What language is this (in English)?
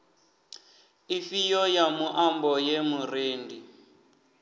Venda